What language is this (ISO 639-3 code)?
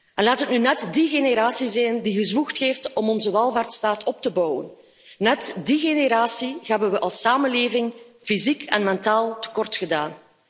nld